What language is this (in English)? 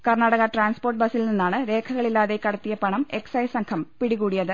Malayalam